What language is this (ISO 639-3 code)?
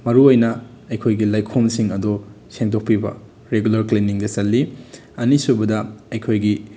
mni